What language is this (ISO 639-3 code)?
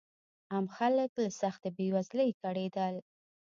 pus